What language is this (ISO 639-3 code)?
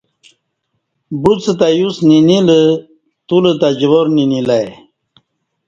bsh